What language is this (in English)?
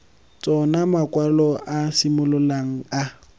Tswana